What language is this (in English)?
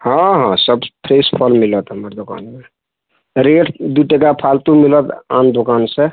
Maithili